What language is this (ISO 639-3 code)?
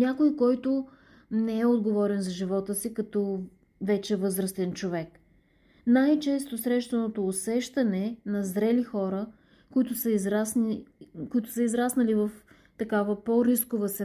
bul